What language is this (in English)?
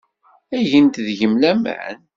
Kabyle